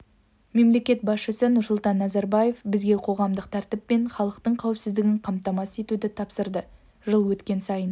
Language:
Kazakh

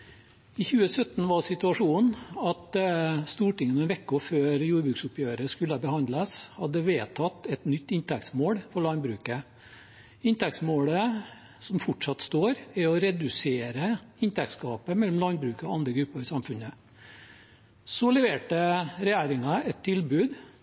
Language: Norwegian Bokmål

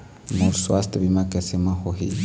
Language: Chhattisgarhi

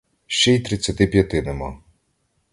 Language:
Ukrainian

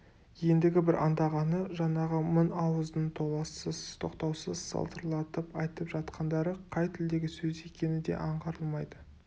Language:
Kazakh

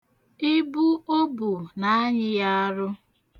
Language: Igbo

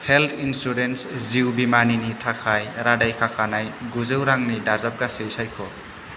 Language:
Bodo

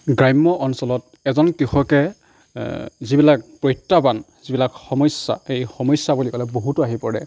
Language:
Assamese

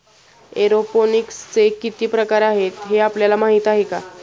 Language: Marathi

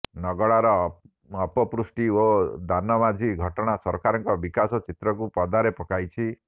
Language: Odia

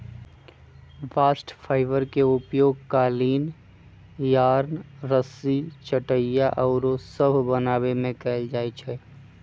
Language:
Magahi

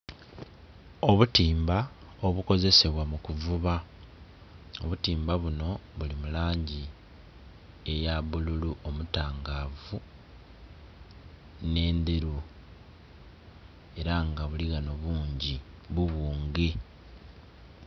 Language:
Soga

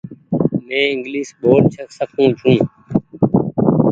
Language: Goaria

